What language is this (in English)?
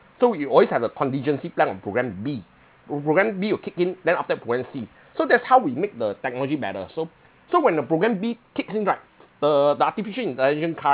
English